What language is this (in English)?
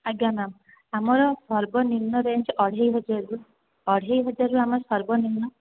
Odia